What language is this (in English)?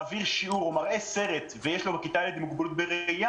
Hebrew